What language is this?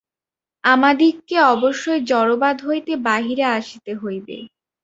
Bangla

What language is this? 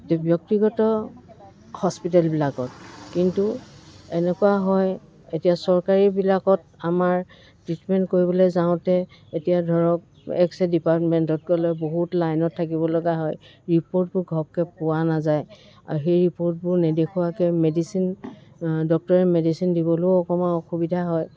Assamese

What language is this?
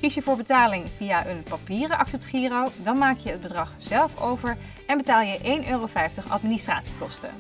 Dutch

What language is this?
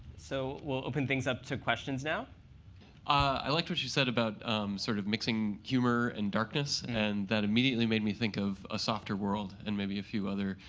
English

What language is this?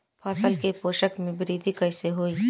Bhojpuri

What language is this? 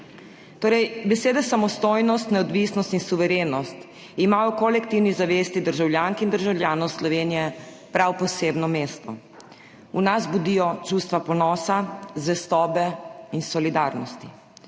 Slovenian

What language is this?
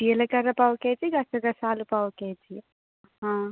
Telugu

